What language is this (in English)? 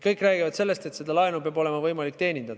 Estonian